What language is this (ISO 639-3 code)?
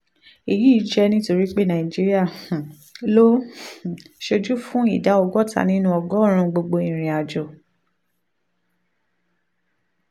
yor